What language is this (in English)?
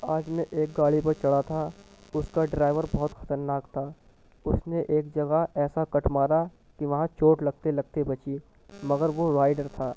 Urdu